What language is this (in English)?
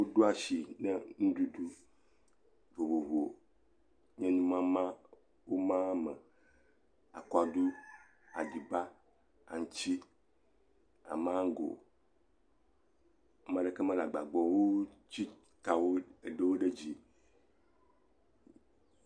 Ewe